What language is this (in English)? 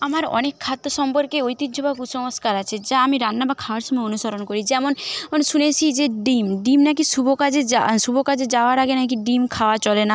Bangla